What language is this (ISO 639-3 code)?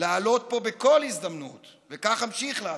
heb